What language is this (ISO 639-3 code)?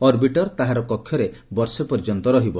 ori